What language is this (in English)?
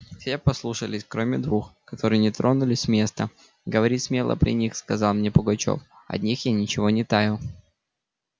Russian